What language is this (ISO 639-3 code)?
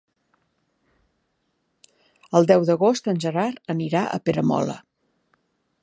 cat